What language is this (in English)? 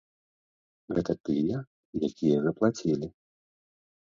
Belarusian